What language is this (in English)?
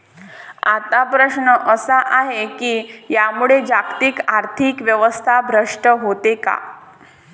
Marathi